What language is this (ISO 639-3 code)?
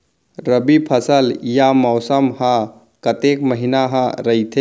hne